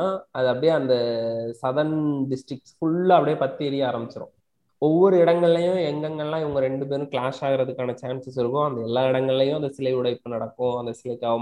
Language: Tamil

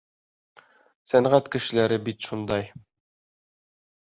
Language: Bashkir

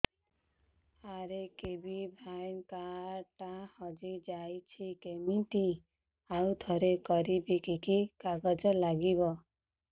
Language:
Odia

